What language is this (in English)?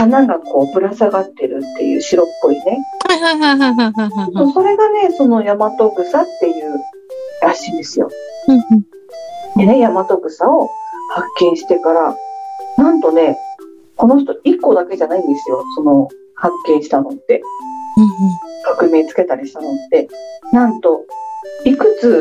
Japanese